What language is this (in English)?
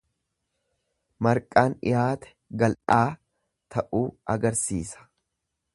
Oromo